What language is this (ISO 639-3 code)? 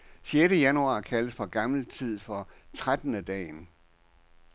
dan